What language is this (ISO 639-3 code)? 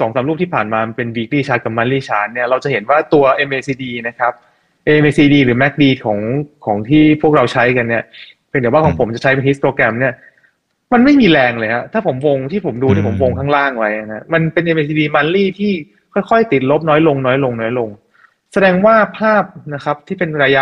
tha